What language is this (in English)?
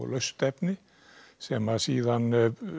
Icelandic